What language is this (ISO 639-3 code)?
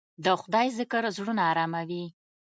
pus